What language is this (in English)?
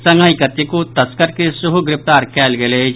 Maithili